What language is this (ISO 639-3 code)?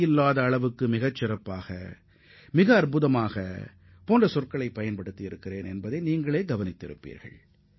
tam